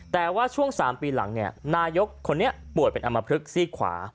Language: Thai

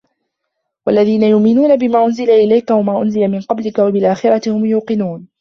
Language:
Arabic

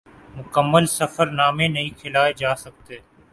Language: Urdu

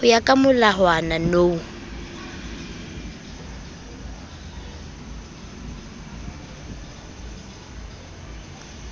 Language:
Southern Sotho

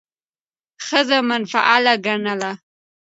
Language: Pashto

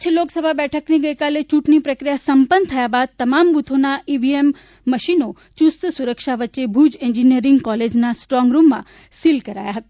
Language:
Gujarati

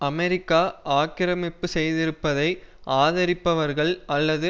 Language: Tamil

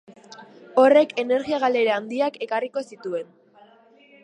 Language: Basque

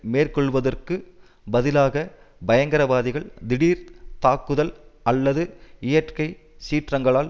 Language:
Tamil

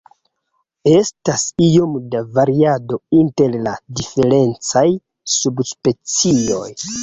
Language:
Esperanto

